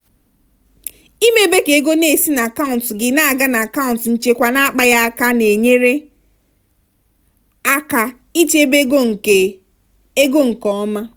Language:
Igbo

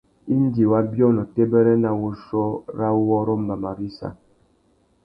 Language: Tuki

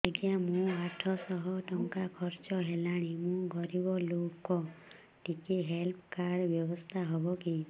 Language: Odia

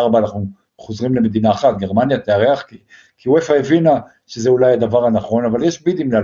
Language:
Hebrew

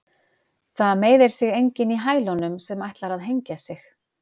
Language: Icelandic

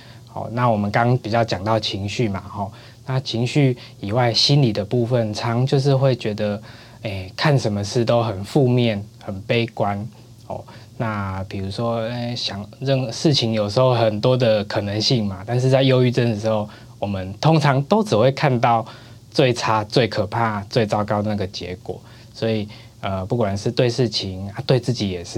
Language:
Chinese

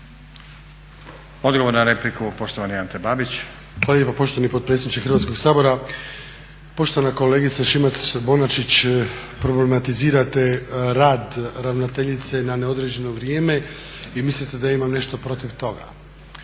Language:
Croatian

